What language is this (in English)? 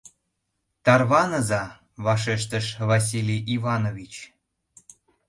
Mari